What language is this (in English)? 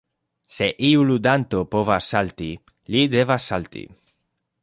Esperanto